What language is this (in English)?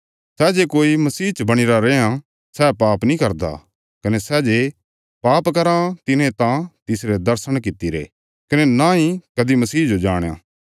Bilaspuri